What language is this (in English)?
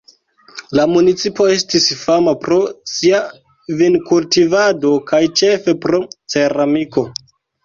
Esperanto